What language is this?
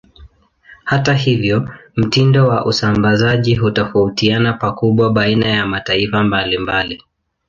Swahili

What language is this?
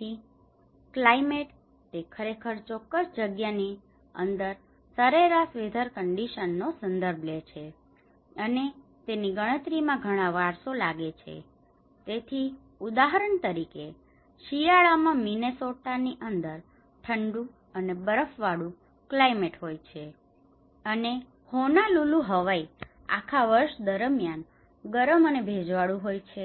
Gujarati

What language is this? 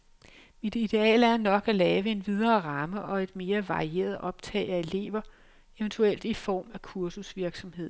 Danish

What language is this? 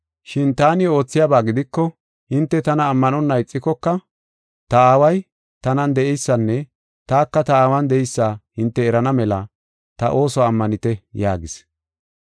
Gofa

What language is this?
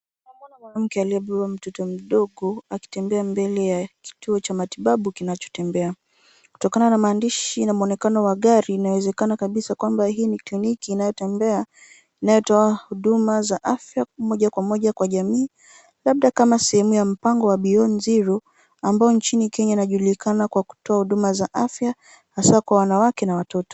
Swahili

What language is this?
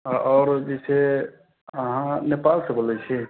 Maithili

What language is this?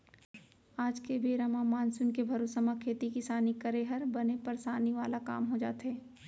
Chhattisgarhi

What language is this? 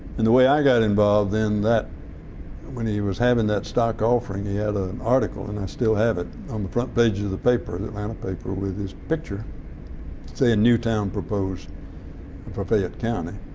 English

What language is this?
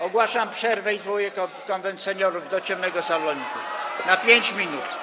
Polish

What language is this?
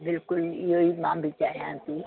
Sindhi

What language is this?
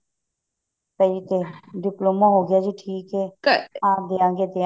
Punjabi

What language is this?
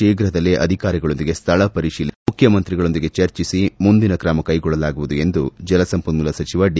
Kannada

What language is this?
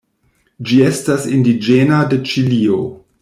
Esperanto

